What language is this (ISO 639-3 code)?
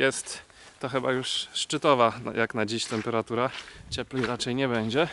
pol